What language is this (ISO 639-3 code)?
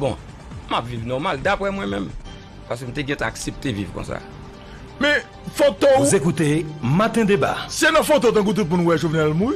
fra